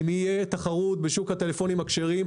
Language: Hebrew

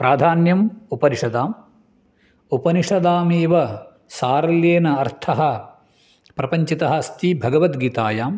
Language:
Sanskrit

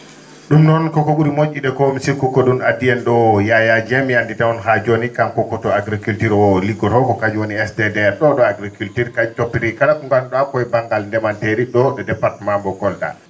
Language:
Fula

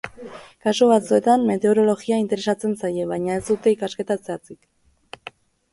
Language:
Basque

